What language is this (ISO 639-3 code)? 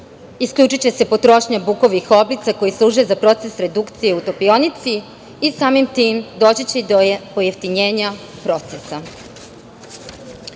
srp